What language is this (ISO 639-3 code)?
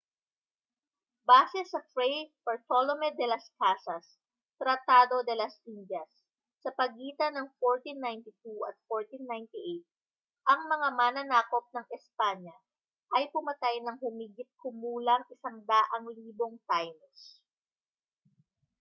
fil